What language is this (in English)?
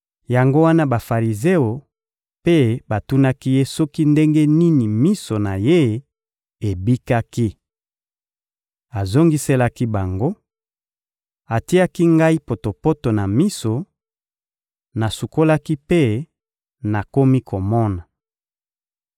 Lingala